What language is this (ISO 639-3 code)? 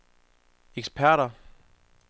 dan